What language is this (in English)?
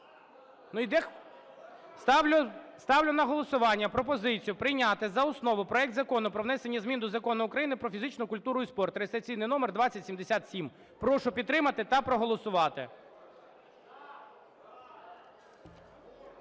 Ukrainian